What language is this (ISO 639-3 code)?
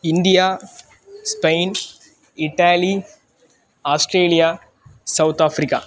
san